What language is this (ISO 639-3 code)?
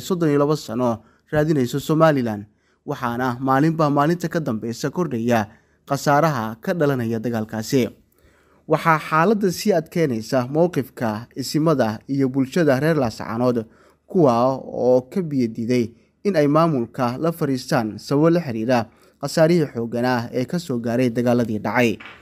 ara